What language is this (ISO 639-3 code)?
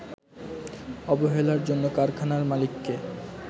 ben